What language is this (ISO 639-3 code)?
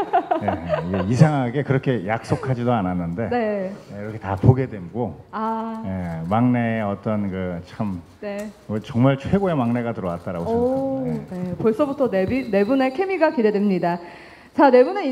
kor